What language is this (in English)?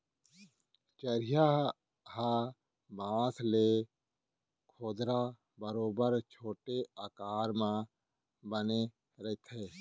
Chhattisgarhi